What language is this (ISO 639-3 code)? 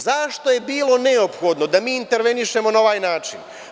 srp